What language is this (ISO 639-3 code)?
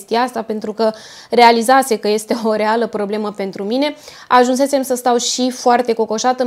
ron